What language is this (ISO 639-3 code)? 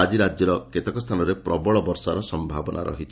ori